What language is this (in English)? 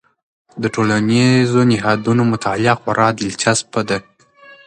Pashto